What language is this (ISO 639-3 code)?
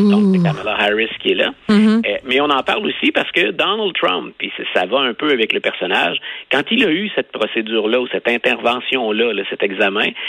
fra